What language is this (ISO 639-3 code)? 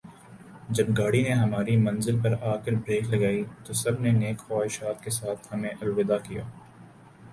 urd